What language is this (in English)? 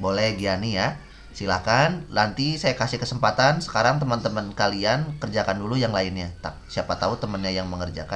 Indonesian